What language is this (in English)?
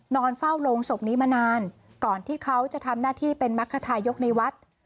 Thai